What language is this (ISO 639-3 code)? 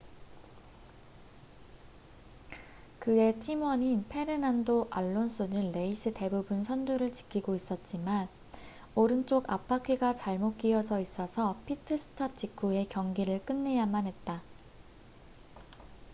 kor